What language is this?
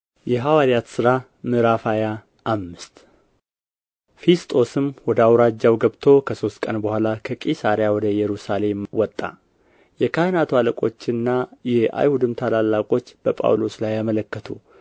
Amharic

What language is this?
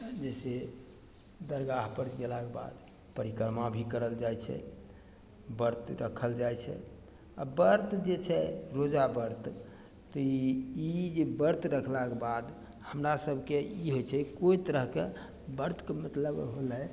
Maithili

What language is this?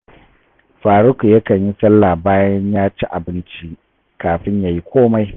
Hausa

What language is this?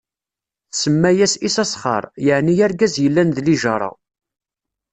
Kabyle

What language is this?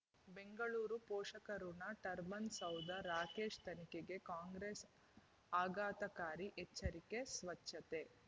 Kannada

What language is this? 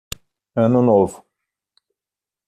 Portuguese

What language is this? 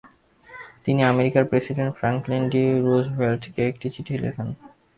Bangla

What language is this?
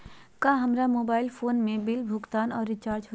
Magahi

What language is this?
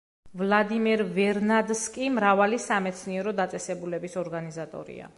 Georgian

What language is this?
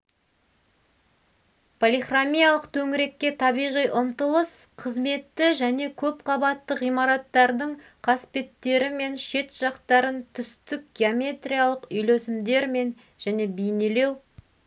Kazakh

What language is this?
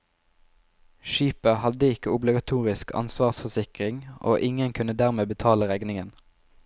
Norwegian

